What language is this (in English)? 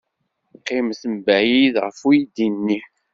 Kabyle